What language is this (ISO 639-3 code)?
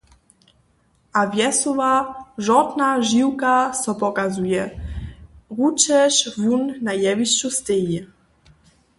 hsb